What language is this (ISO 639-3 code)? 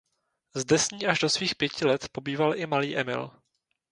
ces